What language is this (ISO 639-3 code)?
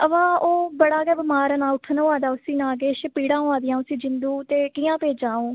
doi